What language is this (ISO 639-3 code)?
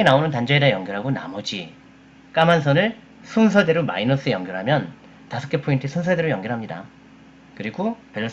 kor